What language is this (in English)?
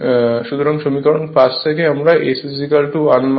Bangla